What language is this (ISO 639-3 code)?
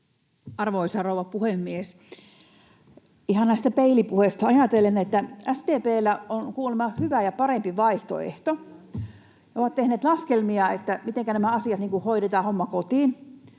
fin